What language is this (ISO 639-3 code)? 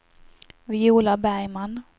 swe